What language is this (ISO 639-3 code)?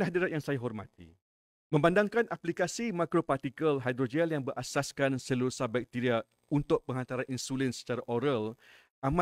msa